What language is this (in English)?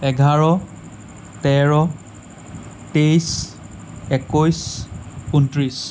Assamese